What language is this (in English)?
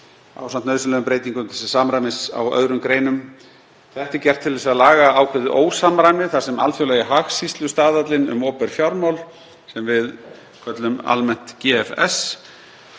Icelandic